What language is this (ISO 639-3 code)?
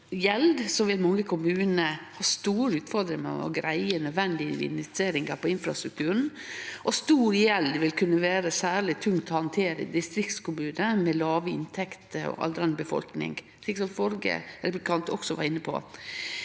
nor